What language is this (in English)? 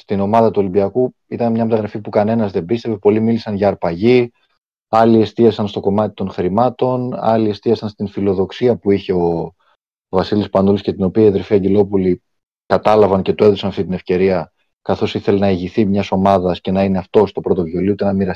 Greek